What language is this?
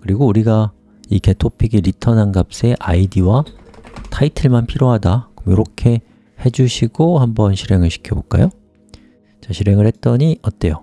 Korean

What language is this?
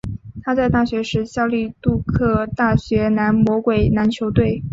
Chinese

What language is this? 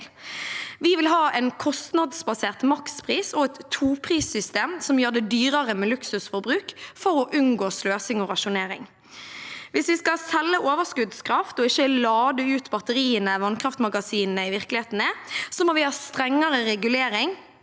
Norwegian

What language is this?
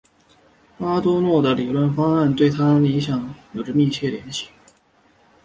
Chinese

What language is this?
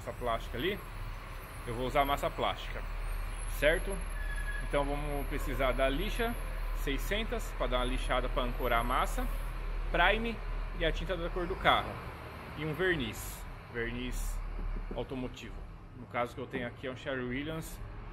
Portuguese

